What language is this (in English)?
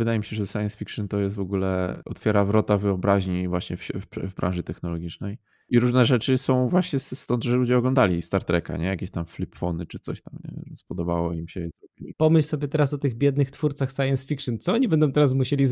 Polish